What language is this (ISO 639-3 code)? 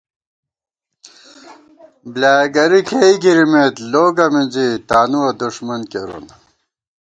gwt